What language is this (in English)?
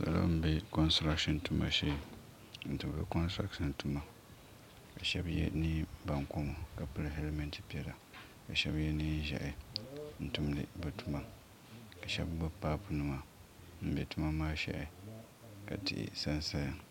Dagbani